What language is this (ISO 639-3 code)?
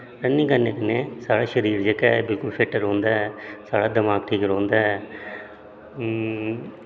doi